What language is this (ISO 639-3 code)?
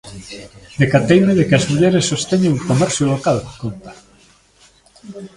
glg